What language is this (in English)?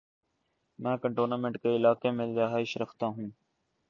Urdu